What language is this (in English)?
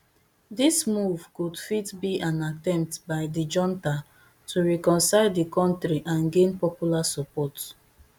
Nigerian Pidgin